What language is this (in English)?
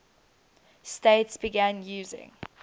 English